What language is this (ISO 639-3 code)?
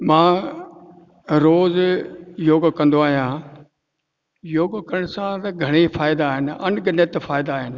snd